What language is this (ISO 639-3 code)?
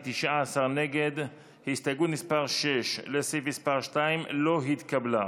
heb